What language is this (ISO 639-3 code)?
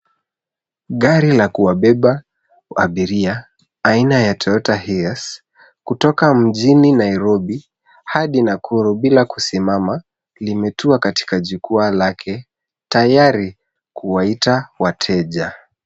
swa